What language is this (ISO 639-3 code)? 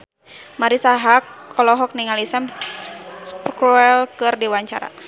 sun